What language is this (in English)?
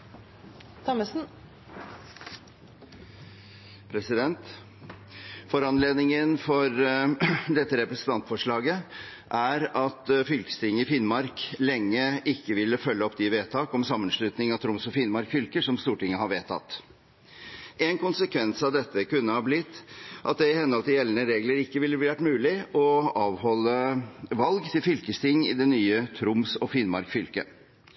Norwegian Bokmål